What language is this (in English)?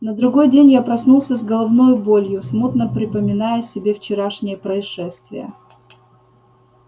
Russian